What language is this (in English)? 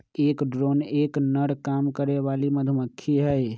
Magahi